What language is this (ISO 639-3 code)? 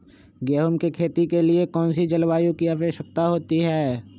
mag